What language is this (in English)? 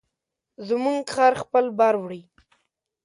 Pashto